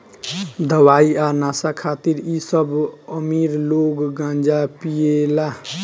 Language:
Bhojpuri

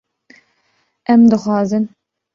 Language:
Kurdish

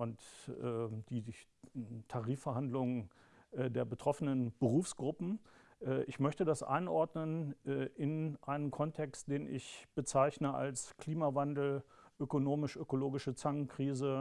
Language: German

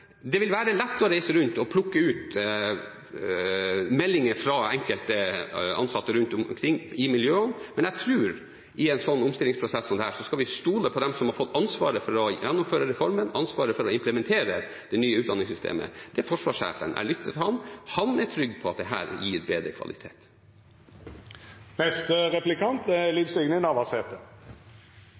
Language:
Norwegian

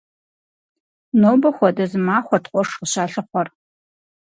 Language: Kabardian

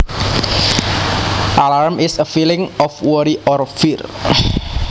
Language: Javanese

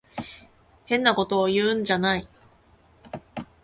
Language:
Japanese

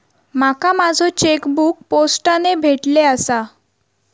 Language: Marathi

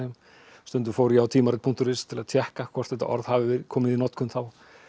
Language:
Icelandic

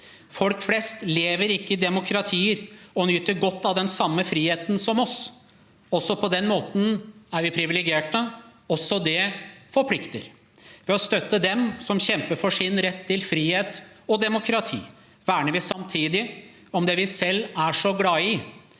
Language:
Norwegian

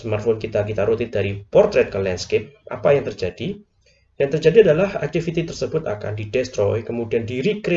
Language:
Indonesian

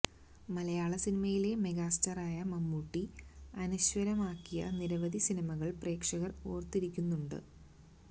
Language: Malayalam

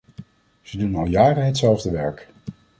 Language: Dutch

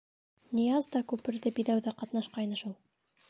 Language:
Bashkir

